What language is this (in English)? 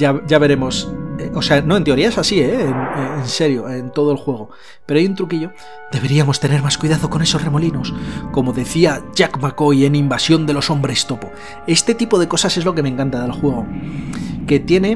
Spanish